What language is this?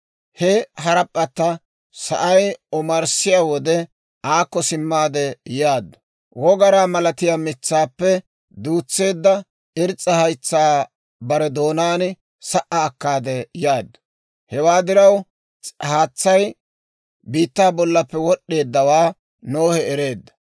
Dawro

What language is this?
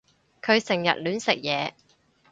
Cantonese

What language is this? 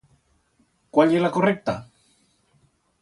Aragonese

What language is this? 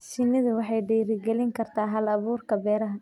Somali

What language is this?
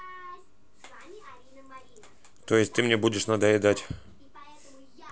Russian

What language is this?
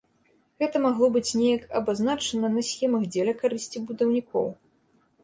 Belarusian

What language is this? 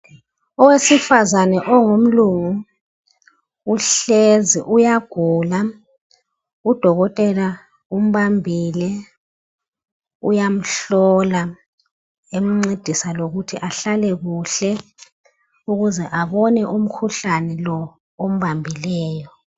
North Ndebele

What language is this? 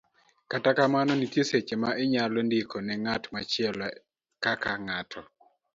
Luo (Kenya and Tanzania)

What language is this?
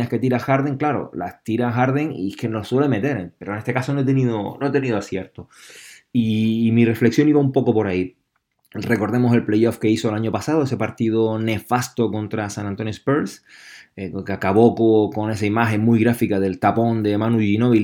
Spanish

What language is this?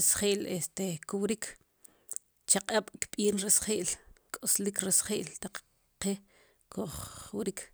Sipacapense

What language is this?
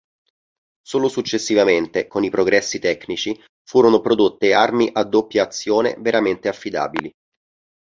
Italian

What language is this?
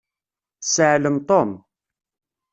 Kabyle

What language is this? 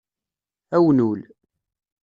Kabyle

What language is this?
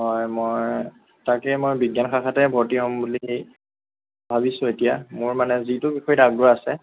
Assamese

